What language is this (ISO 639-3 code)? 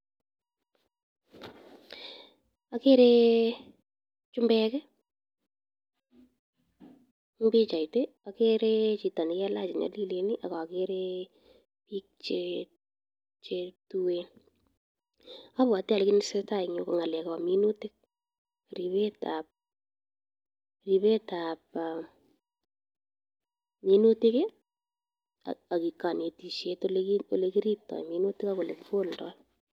kln